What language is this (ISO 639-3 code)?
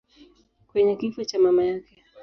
swa